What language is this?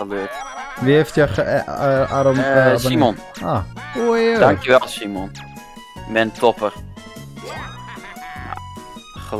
Dutch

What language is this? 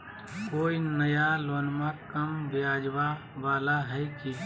Magahi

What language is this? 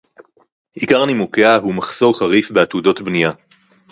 Hebrew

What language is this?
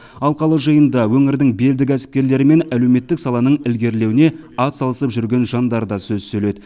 Kazakh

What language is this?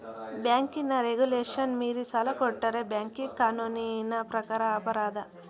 Kannada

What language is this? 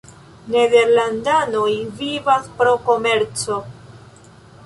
Esperanto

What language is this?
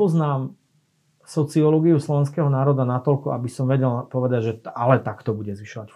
Slovak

